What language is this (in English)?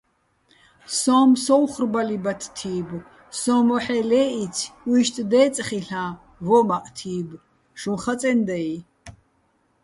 Bats